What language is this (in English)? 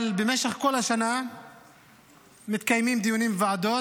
Hebrew